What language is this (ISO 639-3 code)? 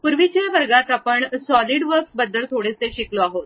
mar